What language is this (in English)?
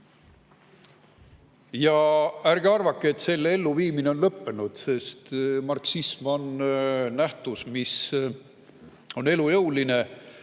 Estonian